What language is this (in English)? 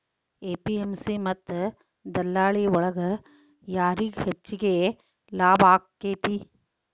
Kannada